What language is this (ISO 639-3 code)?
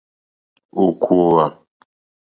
bri